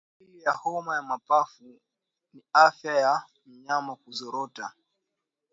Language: Swahili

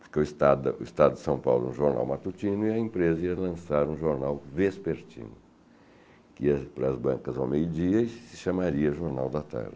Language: Portuguese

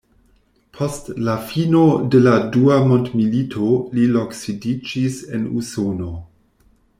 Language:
Esperanto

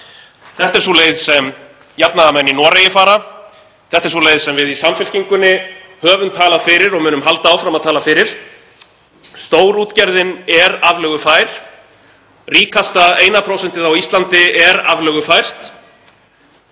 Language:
Icelandic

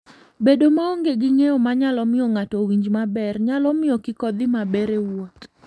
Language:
Luo (Kenya and Tanzania)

